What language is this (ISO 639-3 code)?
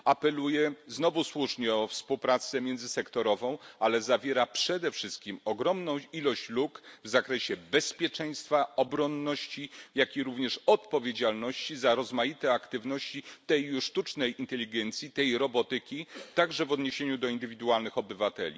pol